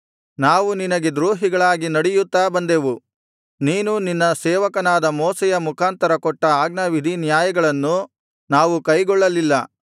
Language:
Kannada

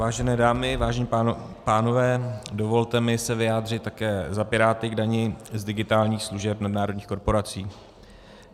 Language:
Czech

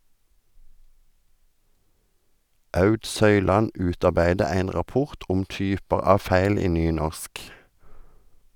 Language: Norwegian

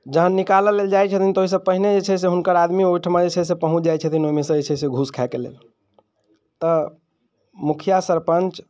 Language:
Maithili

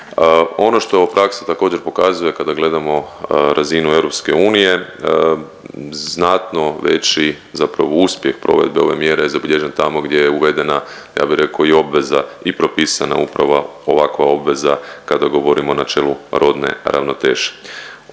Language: Croatian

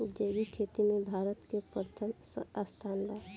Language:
Bhojpuri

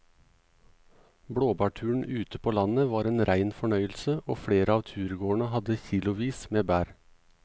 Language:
Norwegian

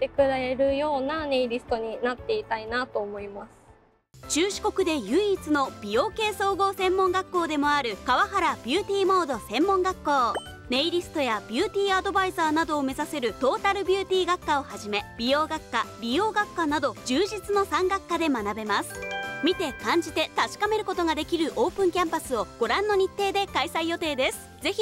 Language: Japanese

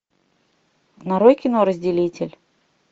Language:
Russian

